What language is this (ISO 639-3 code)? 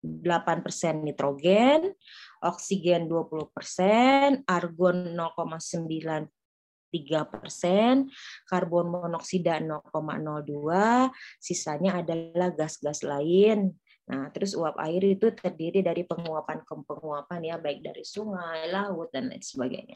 ind